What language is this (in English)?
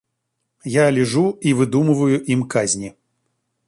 Russian